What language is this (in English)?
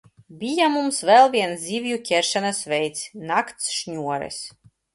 Latvian